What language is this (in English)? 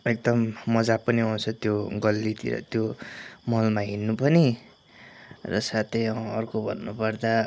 Nepali